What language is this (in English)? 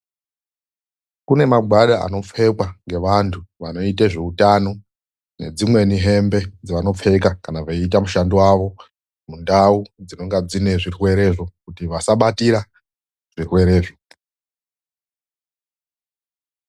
Ndau